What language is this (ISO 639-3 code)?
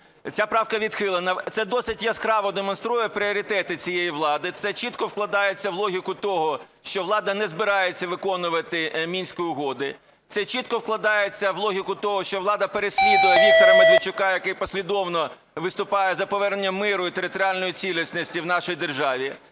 ukr